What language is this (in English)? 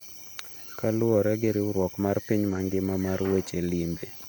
Luo (Kenya and Tanzania)